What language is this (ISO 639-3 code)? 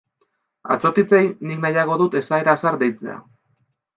eus